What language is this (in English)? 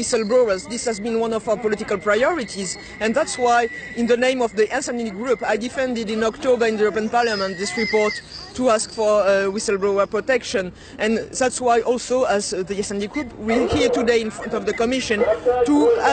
English